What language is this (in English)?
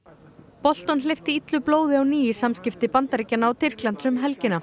Icelandic